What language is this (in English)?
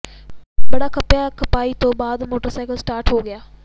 Punjabi